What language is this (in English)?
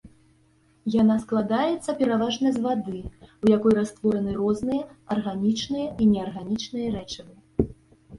Belarusian